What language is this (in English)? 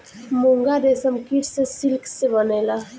Bhojpuri